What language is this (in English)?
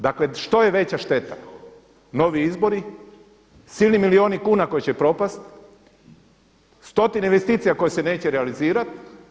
Croatian